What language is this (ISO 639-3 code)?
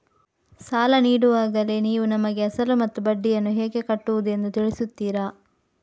kan